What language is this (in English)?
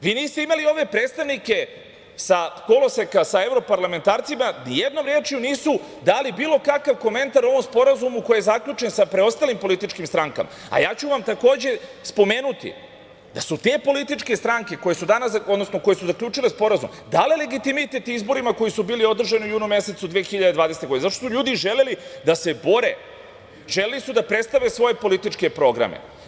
Serbian